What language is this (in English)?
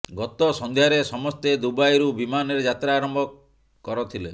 Odia